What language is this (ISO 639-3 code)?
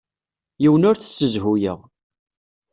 kab